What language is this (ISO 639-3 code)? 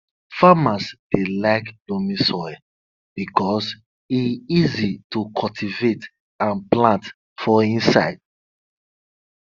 pcm